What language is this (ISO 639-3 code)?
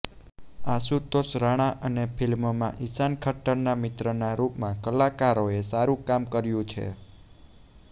guj